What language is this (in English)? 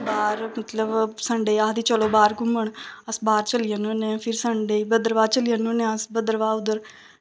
Dogri